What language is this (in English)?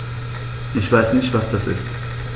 German